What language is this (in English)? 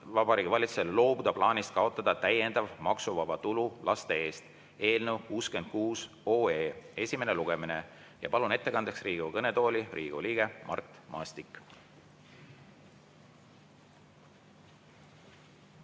Estonian